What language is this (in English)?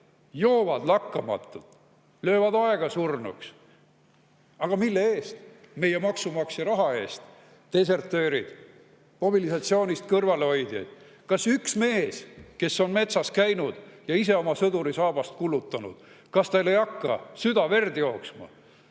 Estonian